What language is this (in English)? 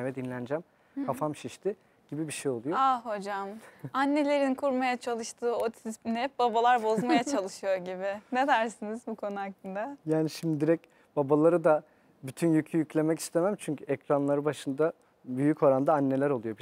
Turkish